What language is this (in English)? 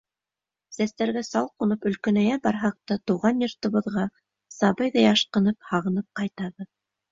Bashkir